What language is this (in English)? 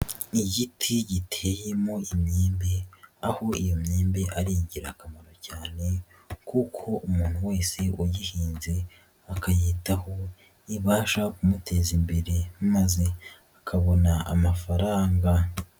Kinyarwanda